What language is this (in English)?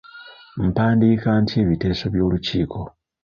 Ganda